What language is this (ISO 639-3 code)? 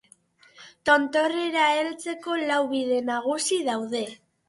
eus